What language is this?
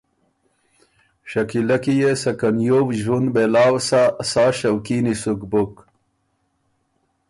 Ormuri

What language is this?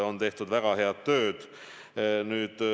Estonian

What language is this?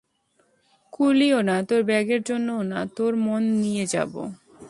Bangla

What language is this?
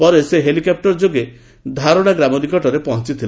Odia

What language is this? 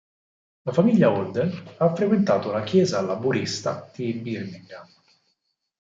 Italian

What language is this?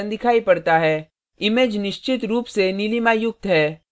Hindi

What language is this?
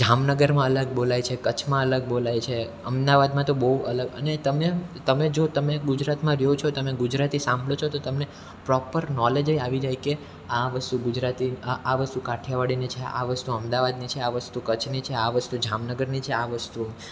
Gujarati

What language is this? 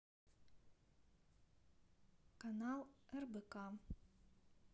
Russian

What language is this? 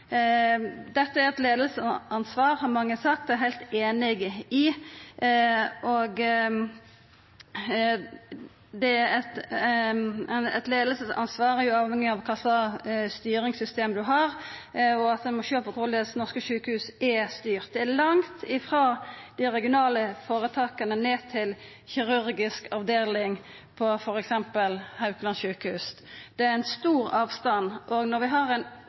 Norwegian Nynorsk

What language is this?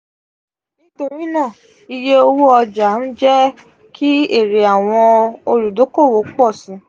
Yoruba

